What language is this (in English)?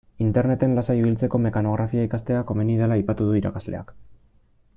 Basque